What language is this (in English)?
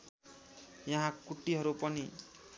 Nepali